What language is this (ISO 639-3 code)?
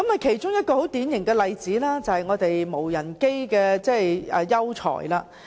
yue